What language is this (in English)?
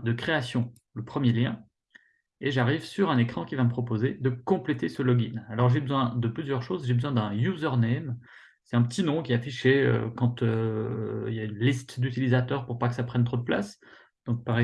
French